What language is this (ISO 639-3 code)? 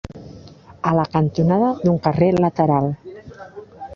cat